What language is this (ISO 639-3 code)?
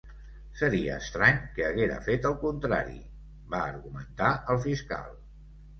cat